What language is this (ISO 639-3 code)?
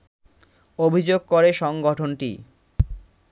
ben